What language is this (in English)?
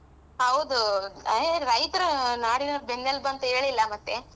Kannada